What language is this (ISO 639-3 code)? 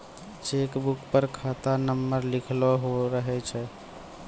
mai